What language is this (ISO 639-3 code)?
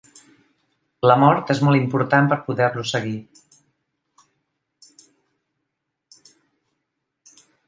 cat